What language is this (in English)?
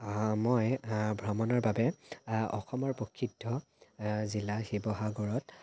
Assamese